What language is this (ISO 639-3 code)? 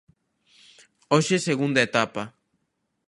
glg